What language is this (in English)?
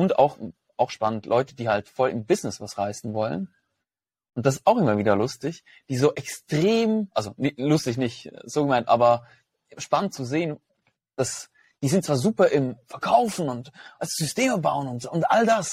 German